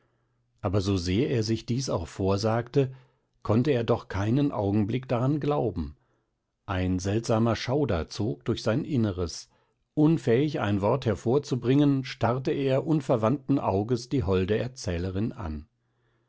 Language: German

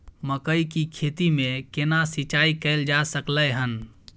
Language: Maithili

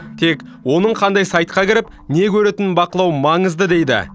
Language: Kazakh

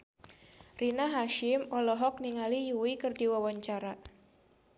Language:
Sundanese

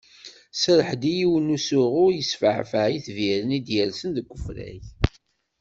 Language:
Kabyle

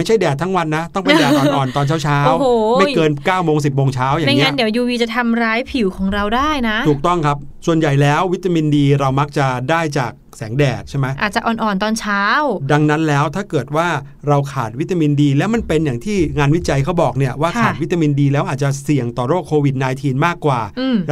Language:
Thai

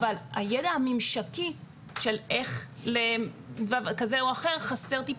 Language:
Hebrew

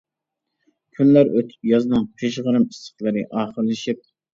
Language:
Uyghur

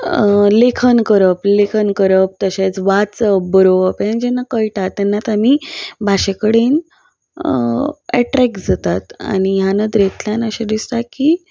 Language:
Konkani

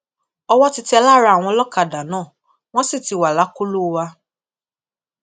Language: Yoruba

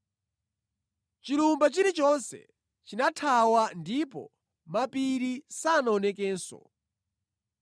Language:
Nyanja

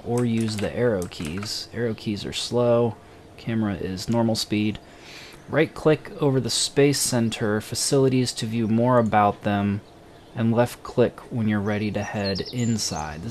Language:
English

